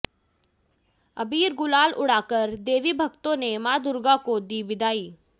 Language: Hindi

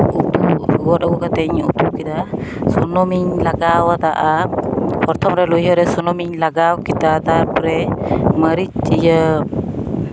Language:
Santali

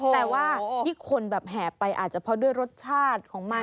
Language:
Thai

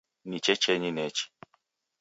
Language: Taita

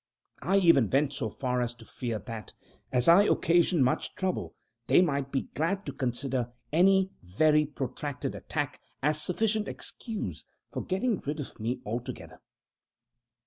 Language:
English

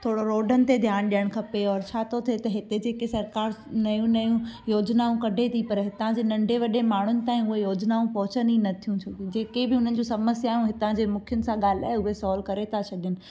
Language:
Sindhi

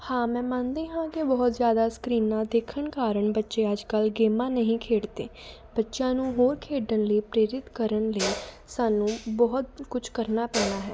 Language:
Punjabi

